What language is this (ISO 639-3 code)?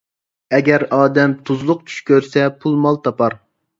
uig